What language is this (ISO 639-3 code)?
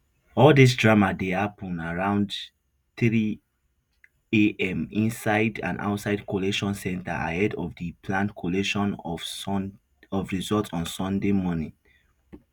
pcm